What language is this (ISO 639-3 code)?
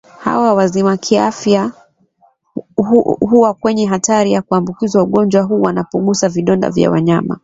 swa